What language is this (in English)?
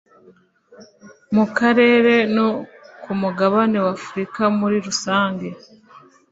Kinyarwanda